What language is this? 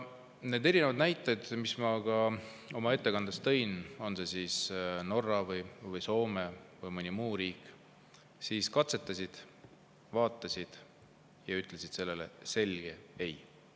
Estonian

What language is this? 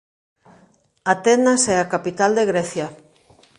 Galician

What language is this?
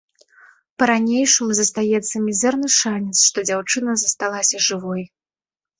Belarusian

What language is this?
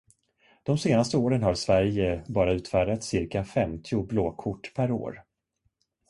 Swedish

